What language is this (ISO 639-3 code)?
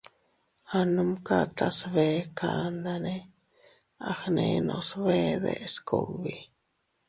cut